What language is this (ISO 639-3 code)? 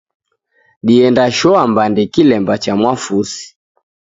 dav